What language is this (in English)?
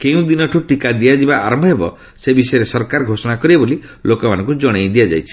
Odia